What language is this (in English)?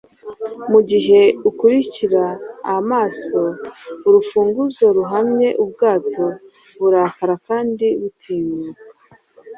Kinyarwanda